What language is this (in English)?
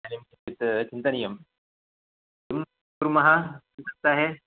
Sanskrit